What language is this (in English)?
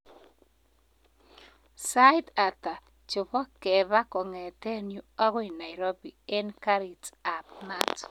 Kalenjin